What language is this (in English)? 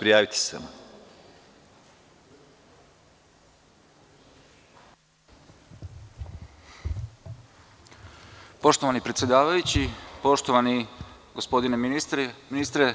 Serbian